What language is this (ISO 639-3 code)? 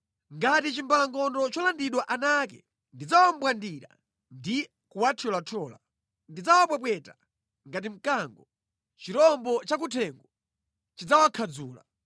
nya